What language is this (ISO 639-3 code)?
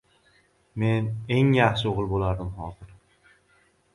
uzb